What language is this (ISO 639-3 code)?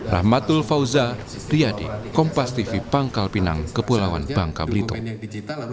ind